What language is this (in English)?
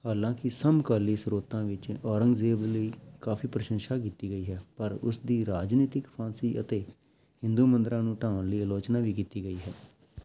Punjabi